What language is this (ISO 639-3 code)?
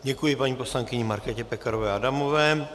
ces